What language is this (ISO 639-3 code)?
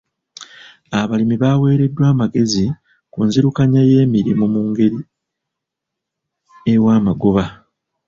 lug